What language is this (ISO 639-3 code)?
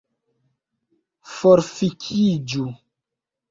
epo